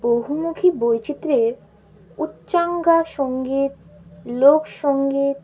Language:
Bangla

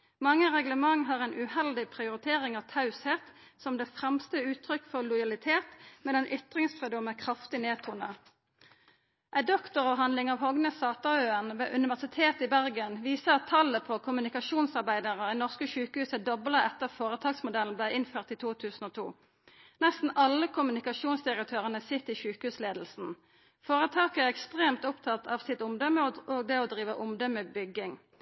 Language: Norwegian Nynorsk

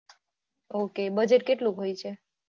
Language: Gujarati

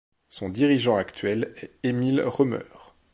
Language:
French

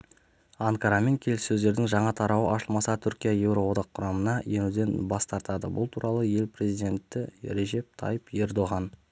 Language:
Kazakh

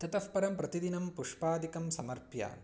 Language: Sanskrit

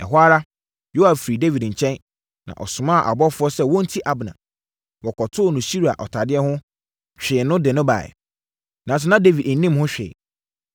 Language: Akan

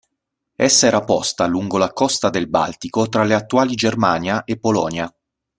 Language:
Italian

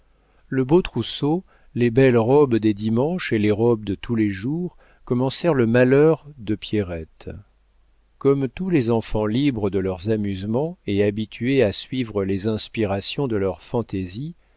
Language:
French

